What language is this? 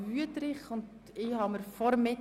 Swiss German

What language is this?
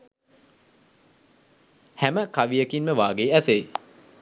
Sinhala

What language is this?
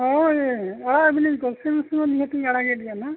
Santali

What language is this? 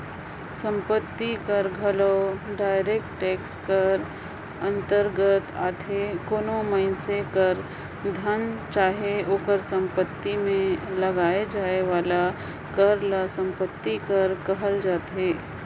Chhattisgarhi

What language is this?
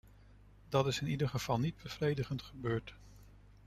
Dutch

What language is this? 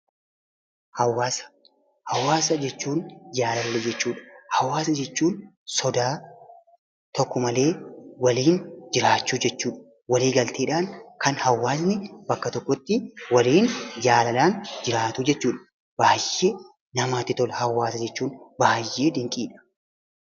Oromo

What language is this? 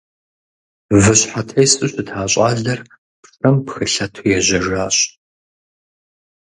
Kabardian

